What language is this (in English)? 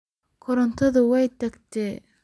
Somali